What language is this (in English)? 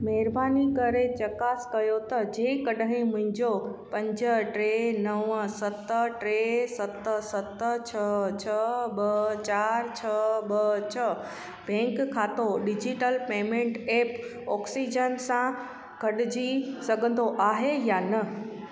Sindhi